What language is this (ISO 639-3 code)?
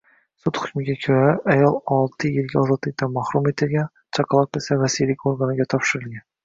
uzb